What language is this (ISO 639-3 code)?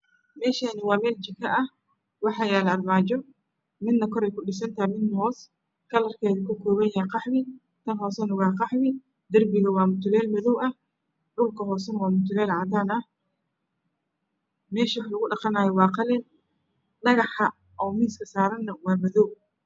som